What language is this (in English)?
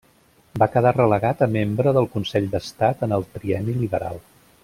Catalan